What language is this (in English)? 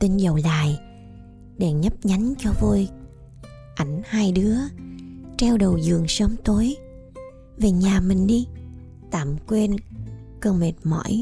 Vietnamese